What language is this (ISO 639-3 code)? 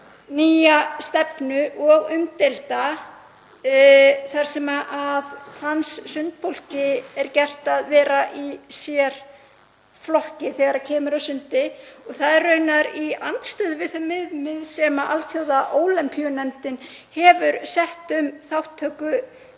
isl